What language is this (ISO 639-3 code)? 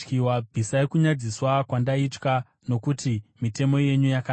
sna